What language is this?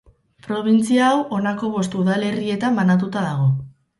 Basque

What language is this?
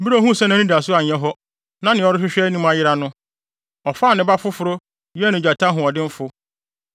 Akan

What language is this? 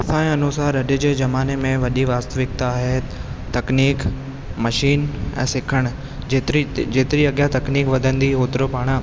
Sindhi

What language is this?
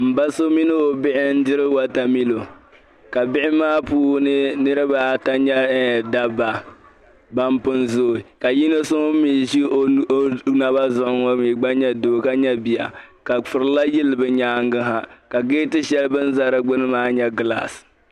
Dagbani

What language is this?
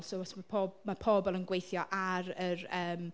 Welsh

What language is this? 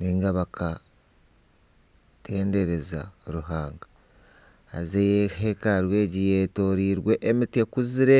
Nyankole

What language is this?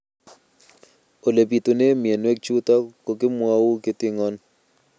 Kalenjin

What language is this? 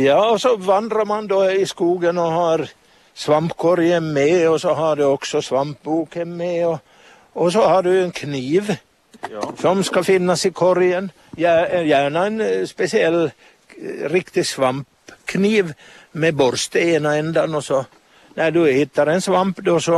Swedish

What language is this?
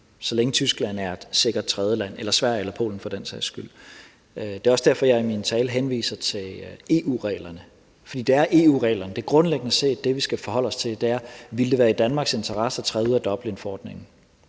Danish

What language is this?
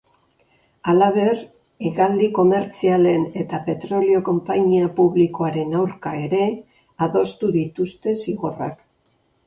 Basque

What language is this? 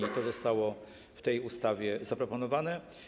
Polish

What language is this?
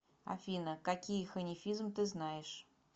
Russian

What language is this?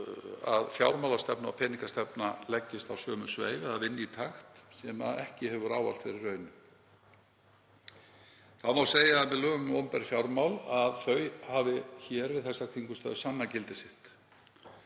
Icelandic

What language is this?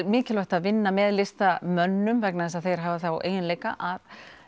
Icelandic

